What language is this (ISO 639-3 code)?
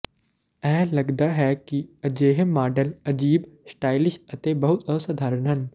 pan